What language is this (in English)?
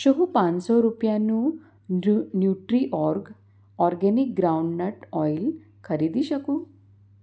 Gujarati